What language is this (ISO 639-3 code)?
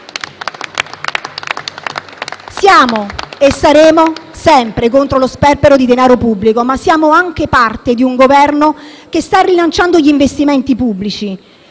ita